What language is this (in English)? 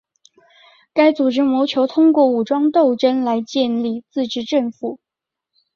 Chinese